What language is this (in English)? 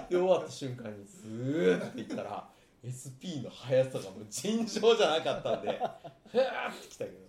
Japanese